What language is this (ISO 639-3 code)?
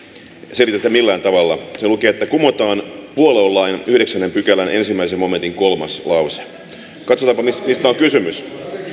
fin